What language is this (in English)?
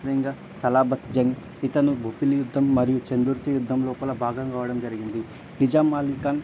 Telugu